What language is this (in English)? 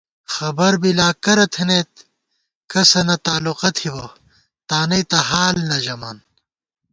Gawar-Bati